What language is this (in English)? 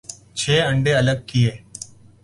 Urdu